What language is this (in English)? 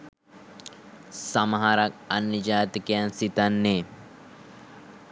Sinhala